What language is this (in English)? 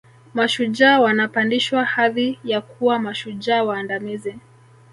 Swahili